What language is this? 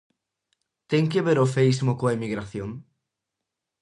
Galician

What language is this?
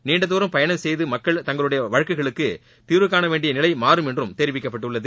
Tamil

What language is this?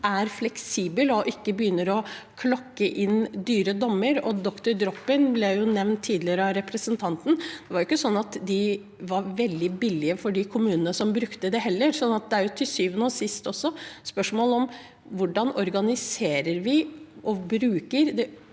Norwegian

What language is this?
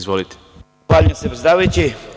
Serbian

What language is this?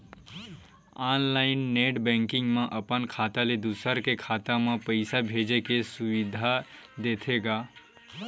Chhattisgarhi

